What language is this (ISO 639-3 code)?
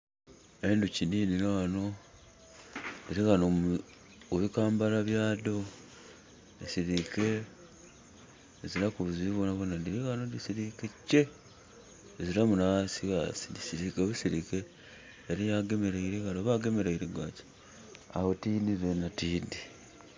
xog